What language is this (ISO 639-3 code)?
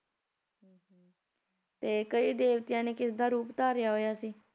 pan